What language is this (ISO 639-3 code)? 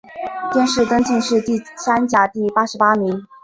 zho